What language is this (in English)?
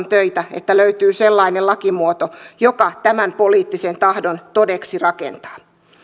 Finnish